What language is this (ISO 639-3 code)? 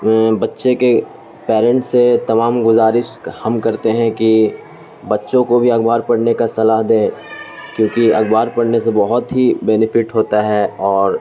urd